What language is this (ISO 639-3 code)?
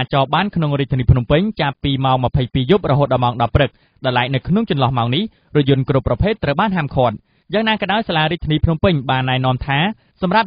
tha